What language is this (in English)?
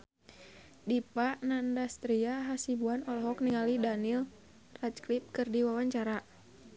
Sundanese